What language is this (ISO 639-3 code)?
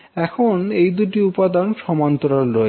ben